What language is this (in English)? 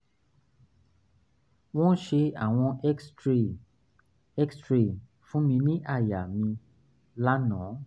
Yoruba